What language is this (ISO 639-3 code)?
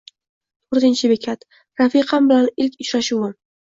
uzb